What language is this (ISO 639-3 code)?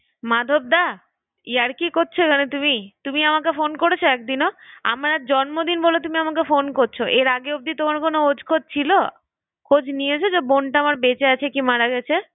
ben